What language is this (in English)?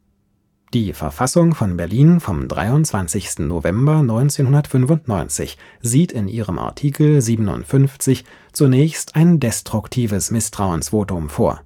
German